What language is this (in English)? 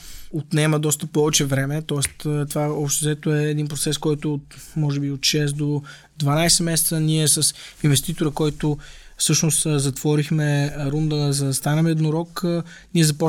Bulgarian